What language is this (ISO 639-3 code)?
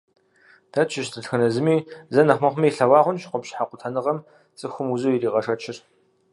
kbd